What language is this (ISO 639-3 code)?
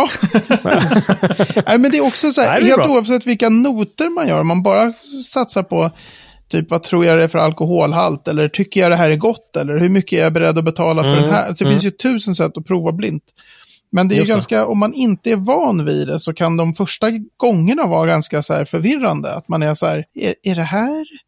swe